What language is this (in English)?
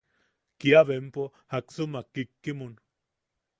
Yaqui